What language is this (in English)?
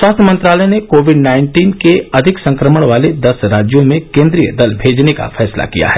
Hindi